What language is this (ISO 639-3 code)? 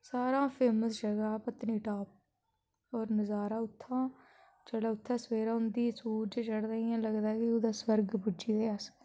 doi